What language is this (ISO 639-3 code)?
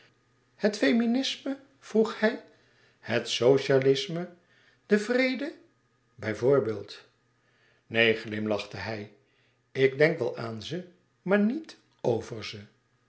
nld